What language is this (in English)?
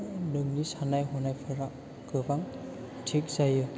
Bodo